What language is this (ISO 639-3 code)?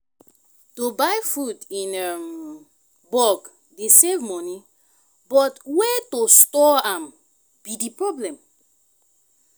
pcm